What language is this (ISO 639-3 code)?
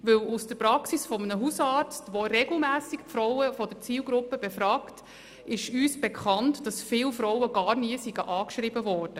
gsw